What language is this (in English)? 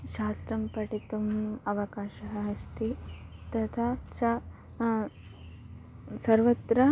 Sanskrit